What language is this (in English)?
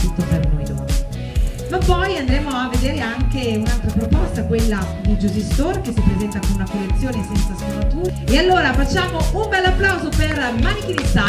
Italian